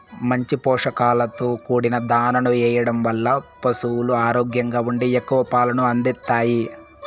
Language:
Telugu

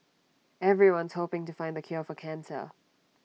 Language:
English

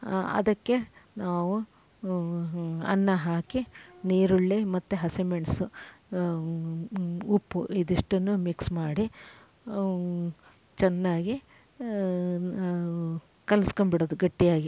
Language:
Kannada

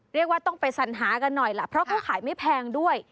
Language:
Thai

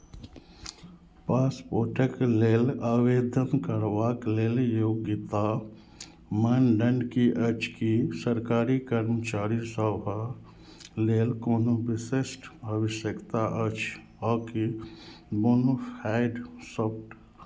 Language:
Maithili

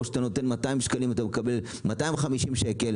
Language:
Hebrew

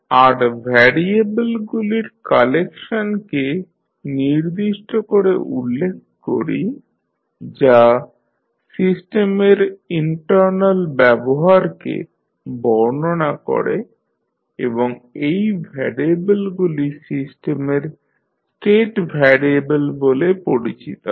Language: Bangla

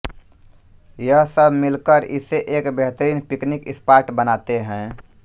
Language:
Hindi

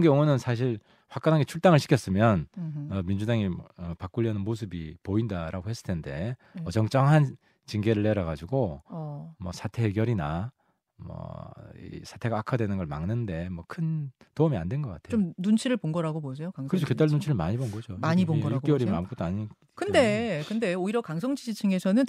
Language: Korean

